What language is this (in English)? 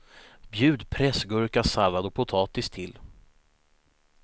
Swedish